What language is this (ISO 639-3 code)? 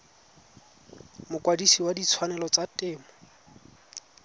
tsn